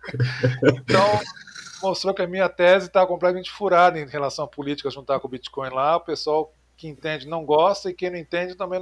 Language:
Portuguese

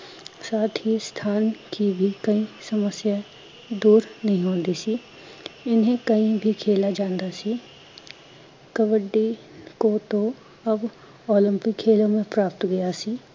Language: Punjabi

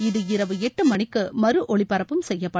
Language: Tamil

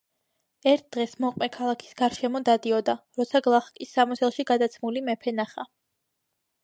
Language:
Georgian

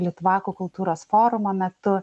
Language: Lithuanian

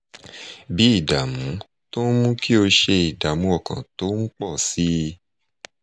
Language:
Yoruba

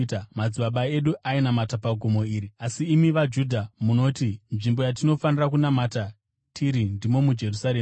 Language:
Shona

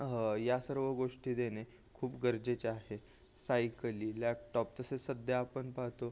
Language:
Marathi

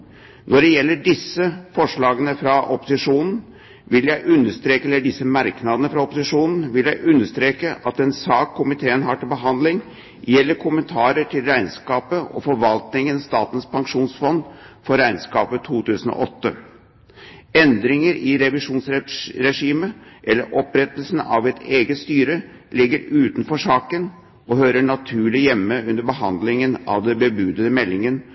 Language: Norwegian Bokmål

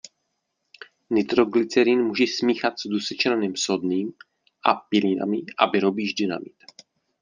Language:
Czech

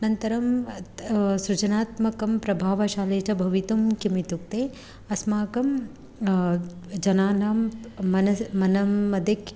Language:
Sanskrit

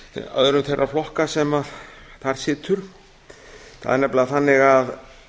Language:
Icelandic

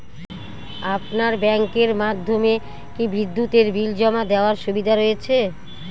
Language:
Bangla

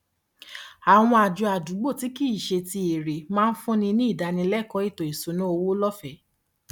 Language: Yoruba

